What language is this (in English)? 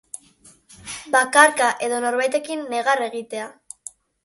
Basque